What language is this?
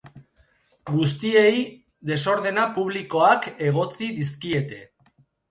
Basque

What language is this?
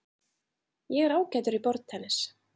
Icelandic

